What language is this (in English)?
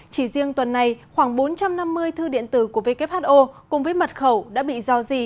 Vietnamese